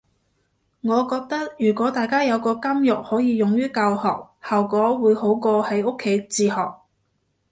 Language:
Cantonese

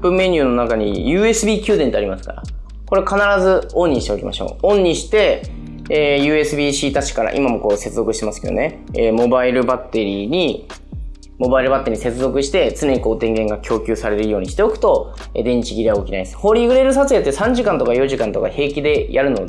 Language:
Japanese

